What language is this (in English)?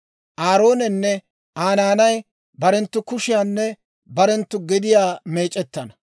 Dawro